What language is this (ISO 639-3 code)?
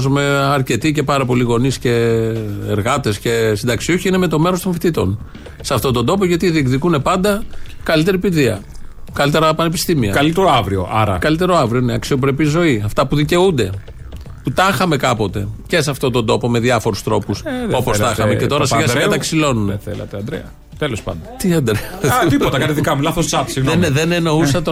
ell